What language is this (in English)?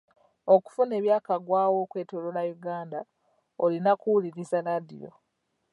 Ganda